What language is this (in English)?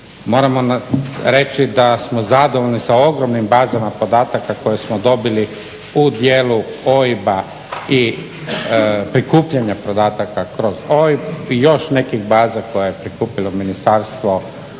Croatian